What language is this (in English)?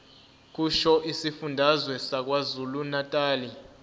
Zulu